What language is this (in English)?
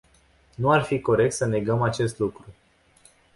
Romanian